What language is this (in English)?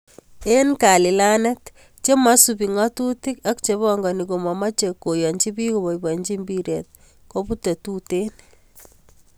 Kalenjin